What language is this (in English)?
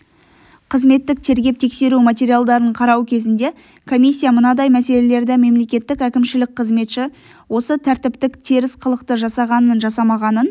Kazakh